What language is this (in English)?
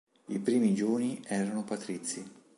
Italian